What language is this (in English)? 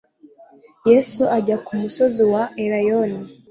Kinyarwanda